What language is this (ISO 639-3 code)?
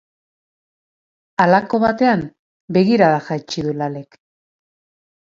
eus